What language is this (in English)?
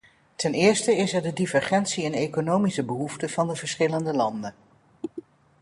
Dutch